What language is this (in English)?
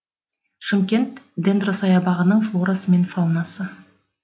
Kazakh